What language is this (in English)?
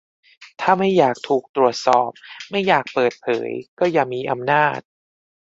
Thai